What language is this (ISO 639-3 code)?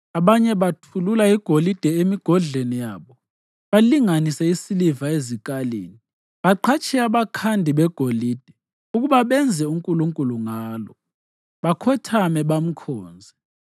nde